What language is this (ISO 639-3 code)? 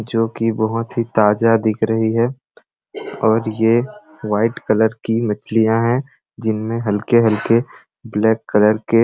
sck